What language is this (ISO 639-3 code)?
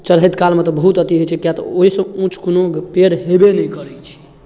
mai